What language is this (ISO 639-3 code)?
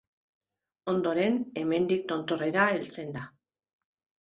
eus